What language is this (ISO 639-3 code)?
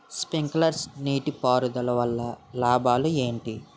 tel